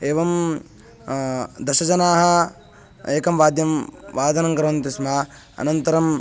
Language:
Sanskrit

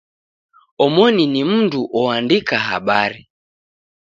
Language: Taita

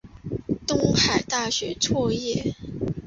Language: Chinese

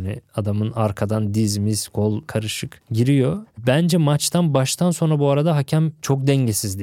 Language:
Turkish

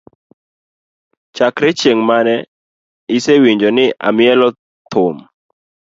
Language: Luo (Kenya and Tanzania)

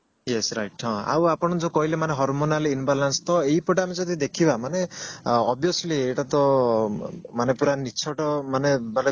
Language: Odia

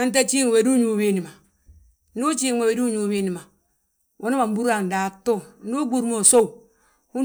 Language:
Balanta-Ganja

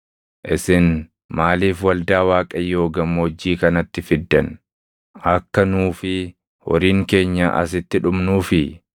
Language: Oromo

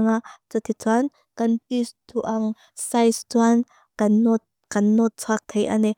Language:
Mizo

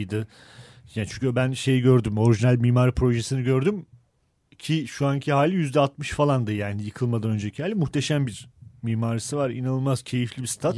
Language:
Turkish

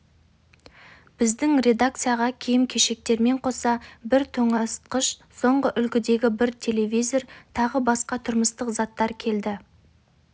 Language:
Kazakh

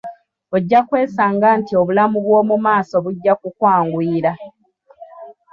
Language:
Ganda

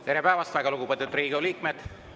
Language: Estonian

